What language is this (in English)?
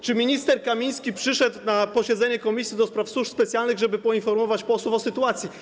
Polish